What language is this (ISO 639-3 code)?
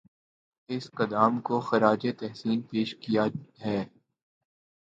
urd